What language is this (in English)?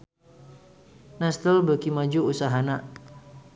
Sundanese